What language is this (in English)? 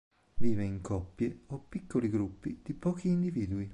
Italian